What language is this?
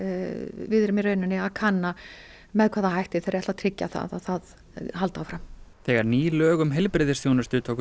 Icelandic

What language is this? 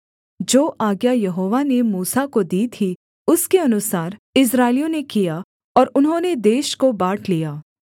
Hindi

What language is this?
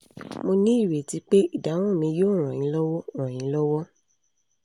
Yoruba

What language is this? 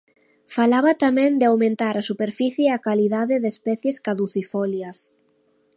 Galician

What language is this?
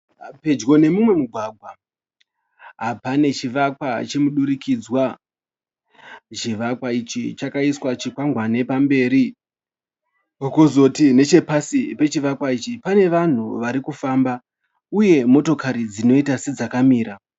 Shona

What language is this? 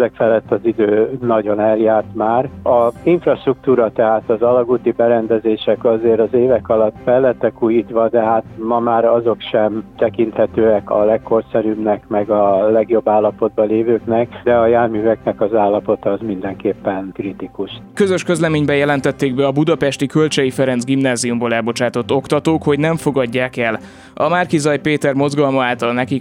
Hungarian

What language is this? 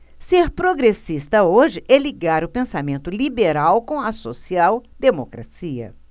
Portuguese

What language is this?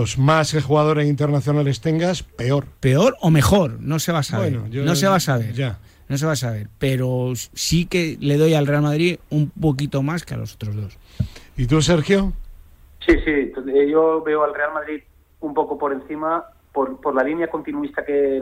Spanish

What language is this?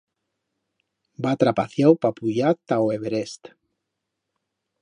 Aragonese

